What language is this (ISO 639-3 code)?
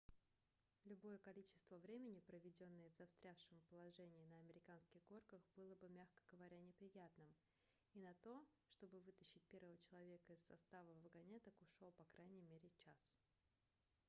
rus